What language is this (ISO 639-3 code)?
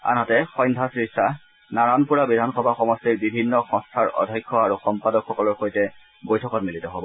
asm